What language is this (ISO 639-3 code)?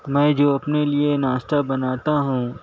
urd